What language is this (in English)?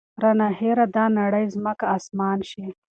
Pashto